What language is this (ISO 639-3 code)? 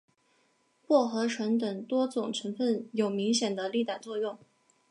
zho